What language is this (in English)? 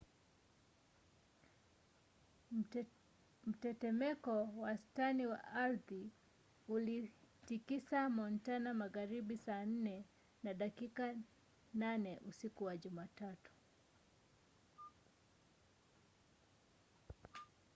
Swahili